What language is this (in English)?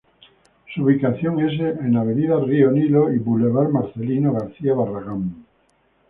Spanish